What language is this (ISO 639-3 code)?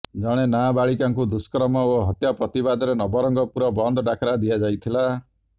ori